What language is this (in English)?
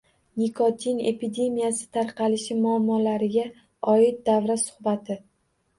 Uzbek